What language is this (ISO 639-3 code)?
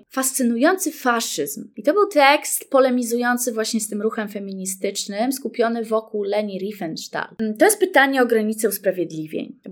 pol